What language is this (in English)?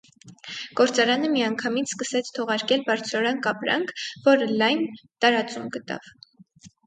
Armenian